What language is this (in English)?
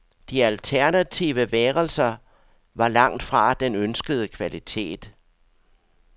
Danish